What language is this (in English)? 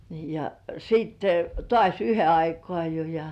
Finnish